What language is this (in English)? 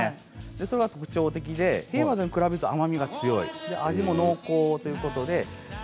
Japanese